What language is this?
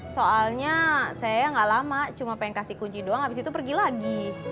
Indonesian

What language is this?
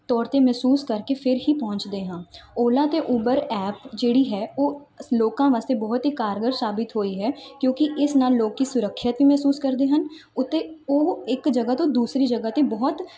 Punjabi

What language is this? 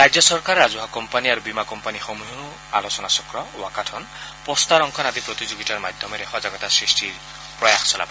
Assamese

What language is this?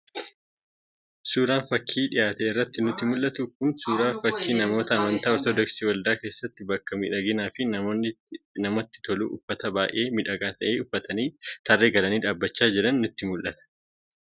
Oromo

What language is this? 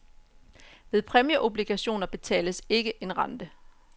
Danish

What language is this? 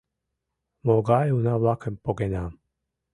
Mari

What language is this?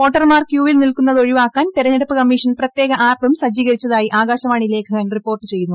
Malayalam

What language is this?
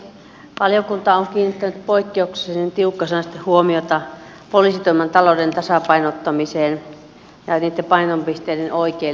Finnish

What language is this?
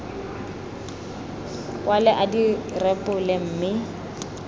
Tswana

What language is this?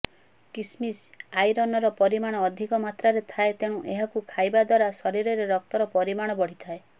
Odia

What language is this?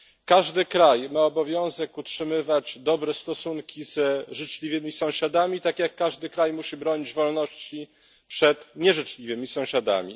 Polish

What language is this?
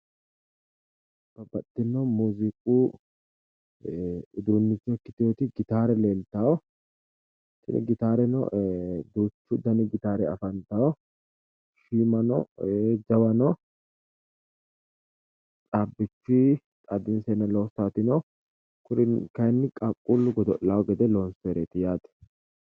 Sidamo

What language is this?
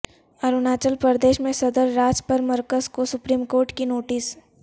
Urdu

